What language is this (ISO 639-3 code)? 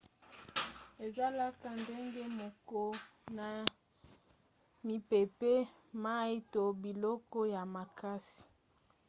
lin